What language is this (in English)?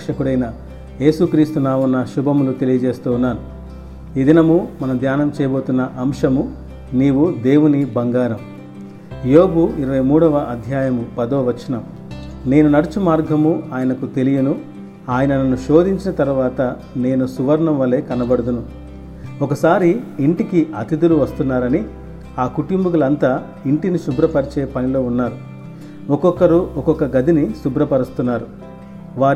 Telugu